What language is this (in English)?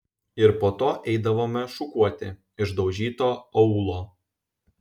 Lithuanian